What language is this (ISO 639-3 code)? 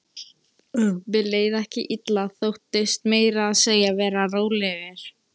isl